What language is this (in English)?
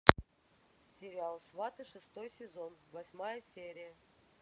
Russian